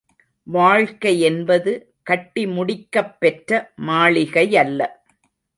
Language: Tamil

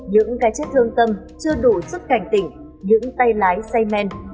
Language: Vietnamese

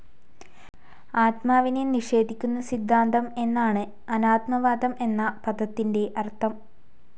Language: Malayalam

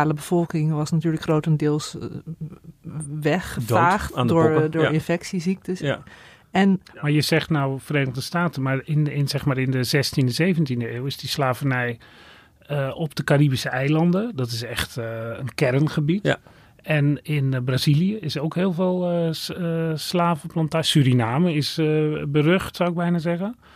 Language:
Dutch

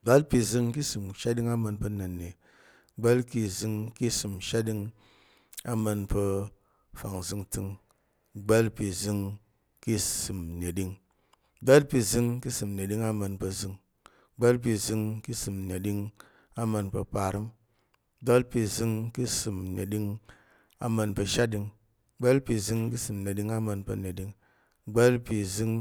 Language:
Tarok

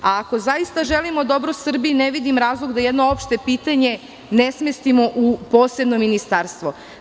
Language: Serbian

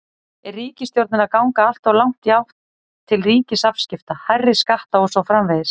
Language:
Icelandic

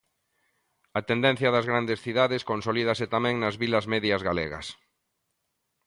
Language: Galician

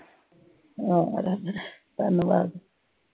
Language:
Punjabi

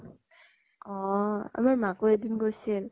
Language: Assamese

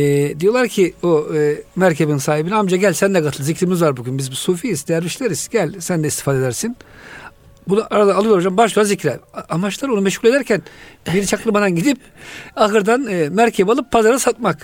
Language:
Turkish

